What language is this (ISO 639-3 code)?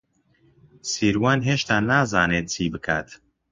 ckb